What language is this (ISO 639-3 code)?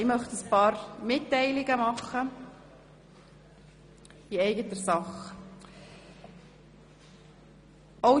gsw